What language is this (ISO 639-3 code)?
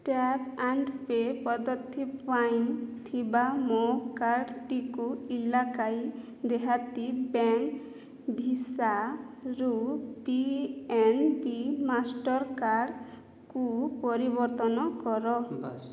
ori